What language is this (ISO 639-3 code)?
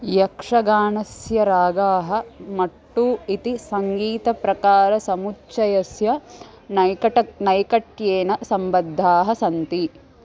san